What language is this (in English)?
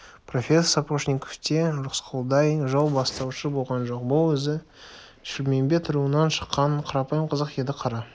Kazakh